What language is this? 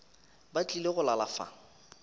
Northern Sotho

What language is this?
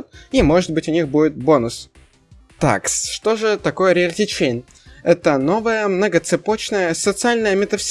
Russian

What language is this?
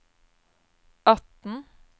Norwegian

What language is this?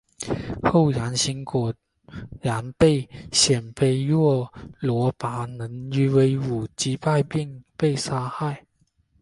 Chinese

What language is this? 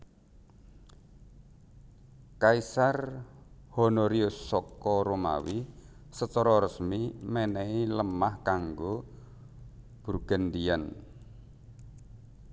Javanese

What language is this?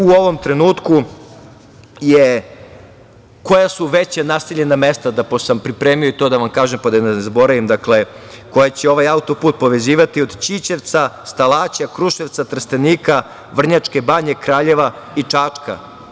Serbian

